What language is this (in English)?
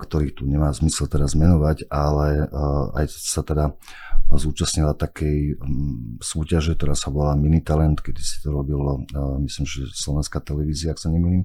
Slovak